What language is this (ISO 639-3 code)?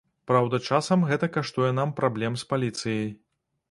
bel